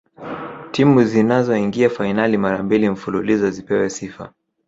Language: Swahili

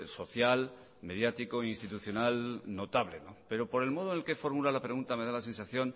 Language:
Spanish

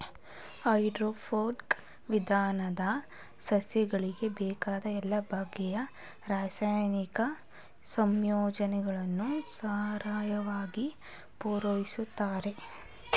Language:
Kannada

